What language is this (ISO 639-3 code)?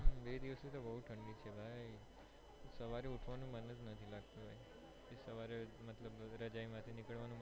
guj